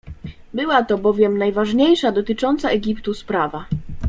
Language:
Polish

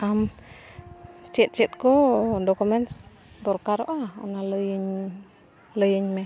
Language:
Santali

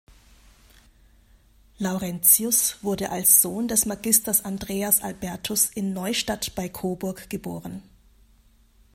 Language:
German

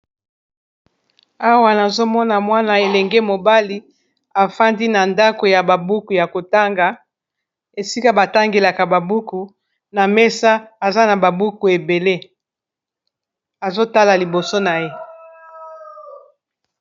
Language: Lingala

